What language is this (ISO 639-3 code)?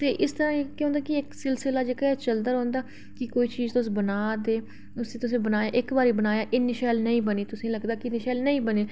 doi